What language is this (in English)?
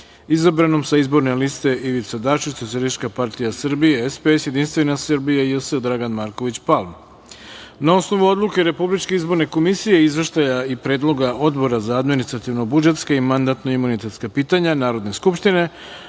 Serbian